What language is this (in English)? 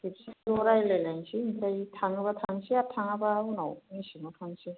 Bodo